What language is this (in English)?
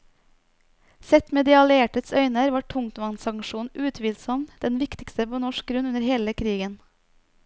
Norwegian